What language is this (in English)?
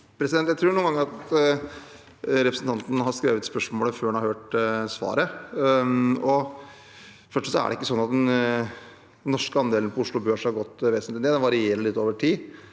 Norwegian